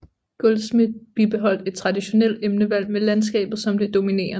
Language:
Danish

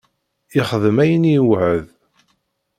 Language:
Kabyle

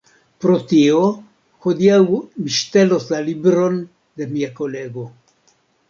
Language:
Esperanto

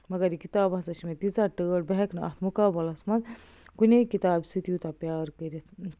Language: Kashmiri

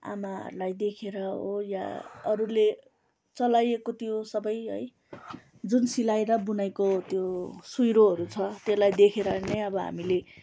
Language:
Nepali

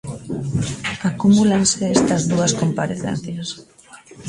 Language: Galician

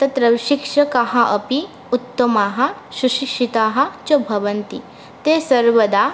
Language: Sanskrit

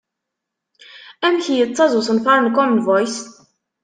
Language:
Kabyle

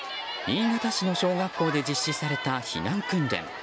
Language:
Japanese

